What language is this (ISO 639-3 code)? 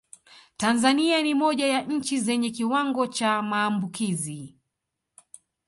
swa